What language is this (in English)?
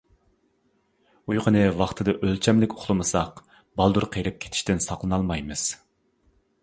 Uyghur